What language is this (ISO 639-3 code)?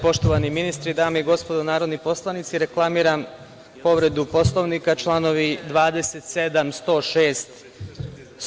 srp